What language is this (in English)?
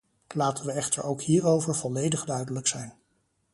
Dutch